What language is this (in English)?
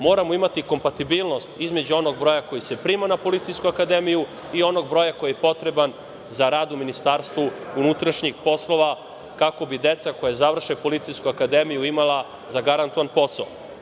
Serbian